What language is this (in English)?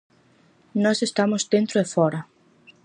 Galician